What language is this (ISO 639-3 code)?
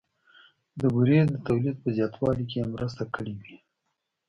pus